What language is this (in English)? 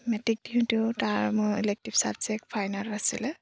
Assamese